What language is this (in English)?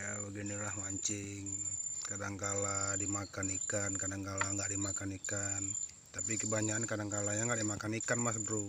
Indonesian